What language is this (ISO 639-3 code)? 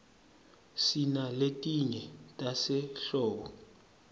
ssw